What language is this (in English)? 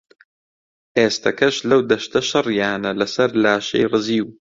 Central Kurdish